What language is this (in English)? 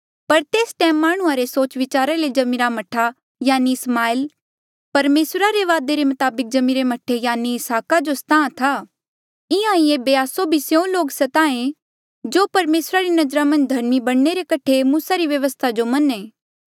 Mandeali